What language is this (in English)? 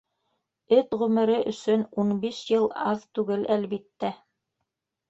Bashkir